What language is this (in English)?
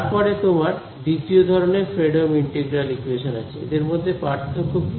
Bangla